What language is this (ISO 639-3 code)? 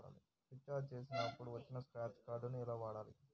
tel